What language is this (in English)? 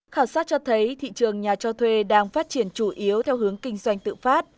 Vietnamese